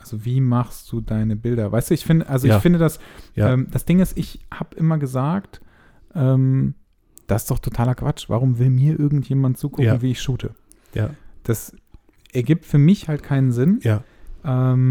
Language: German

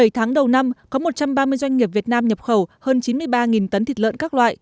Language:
Vietnamese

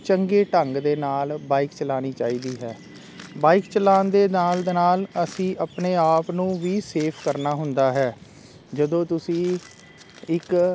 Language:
Punjabi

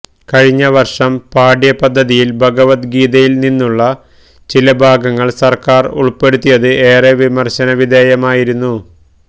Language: Malayalam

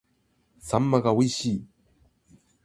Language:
Japanese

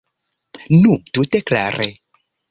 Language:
Esperanto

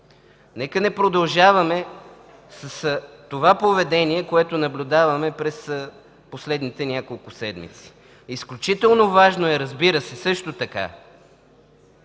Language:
Bulgarian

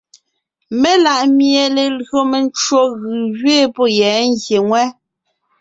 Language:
Ngiemboon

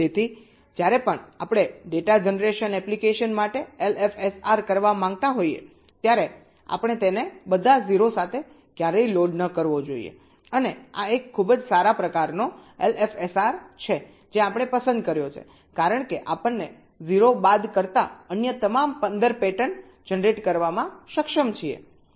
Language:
Gujarati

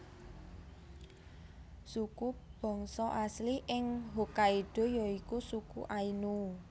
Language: Javanese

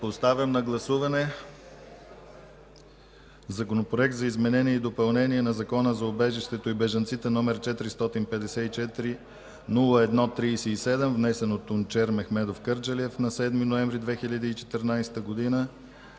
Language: Bulgarian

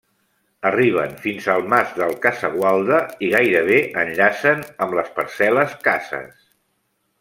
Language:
Catalan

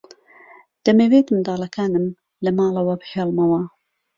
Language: Central Kurdish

